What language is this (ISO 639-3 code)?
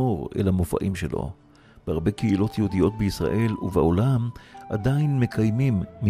heb